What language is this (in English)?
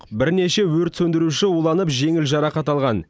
Kazakh